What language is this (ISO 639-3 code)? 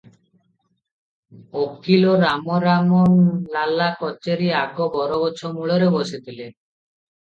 ori